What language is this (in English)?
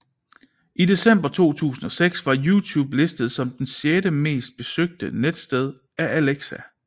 Danish